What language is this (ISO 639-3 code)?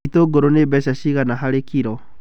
kik